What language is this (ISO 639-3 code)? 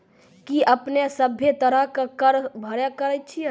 mai